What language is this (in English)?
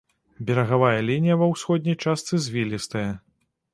Belarusian